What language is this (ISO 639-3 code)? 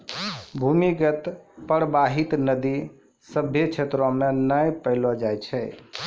mai